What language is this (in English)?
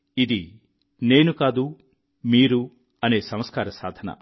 Telugu